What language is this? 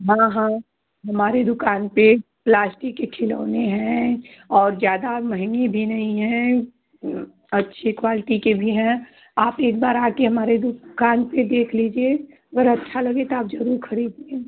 Hindi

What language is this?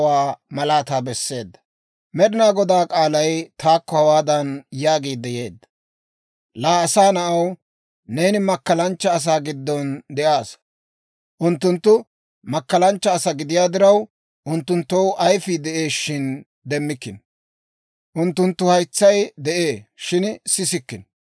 Dawro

